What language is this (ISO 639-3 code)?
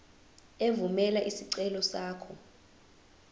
zul